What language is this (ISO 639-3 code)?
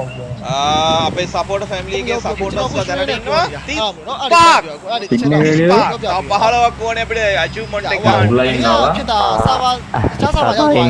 tha